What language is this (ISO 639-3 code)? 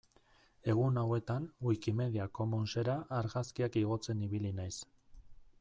eus